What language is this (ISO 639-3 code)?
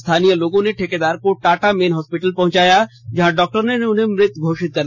hin